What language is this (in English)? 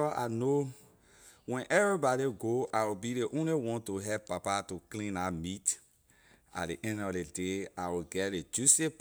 Liberian English